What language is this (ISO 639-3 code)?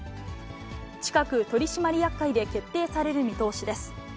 jpn